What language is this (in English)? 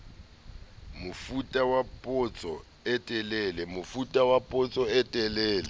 Southern Sotho